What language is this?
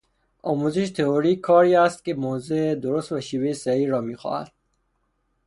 Persian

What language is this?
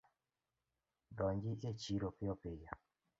Luo (Kenya and Tanzania)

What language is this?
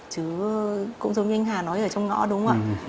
Vietnamese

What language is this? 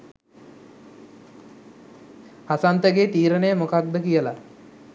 Sinhala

